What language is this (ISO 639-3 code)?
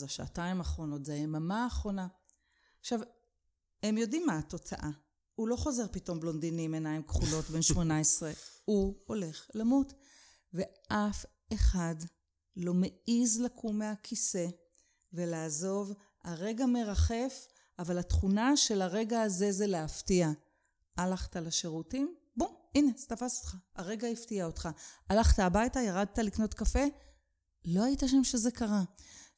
heb